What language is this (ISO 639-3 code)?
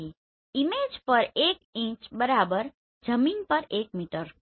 guj